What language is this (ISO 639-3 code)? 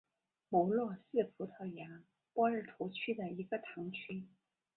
zho